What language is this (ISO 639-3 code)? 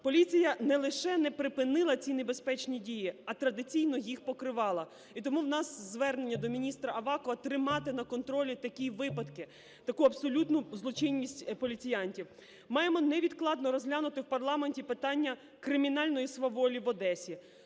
ukr